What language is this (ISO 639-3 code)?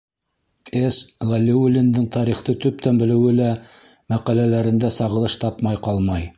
bak